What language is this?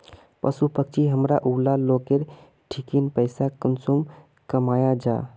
Magahi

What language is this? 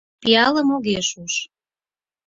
Mari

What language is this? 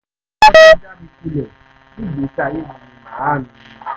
Yoruba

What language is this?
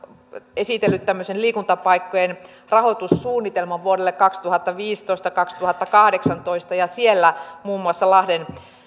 Finnish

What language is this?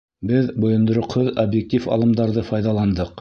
Bashkir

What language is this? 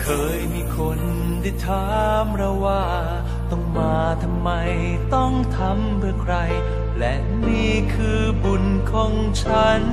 Thai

